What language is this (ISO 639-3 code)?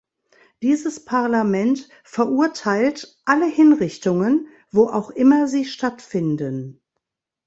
deu